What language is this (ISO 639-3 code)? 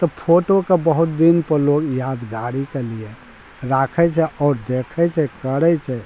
mai